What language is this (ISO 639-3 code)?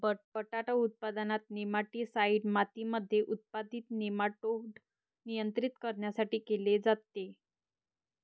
mar